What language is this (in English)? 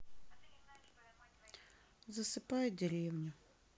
Russian